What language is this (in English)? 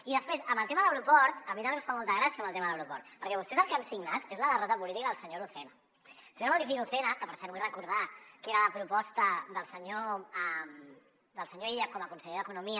Catalan